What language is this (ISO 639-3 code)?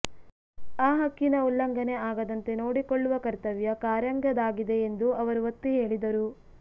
kan